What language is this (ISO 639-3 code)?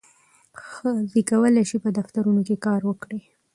pus